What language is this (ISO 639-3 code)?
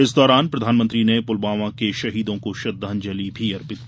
hin